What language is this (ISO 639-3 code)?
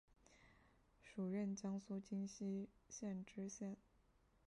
zho